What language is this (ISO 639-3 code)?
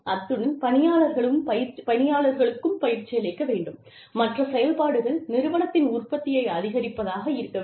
tam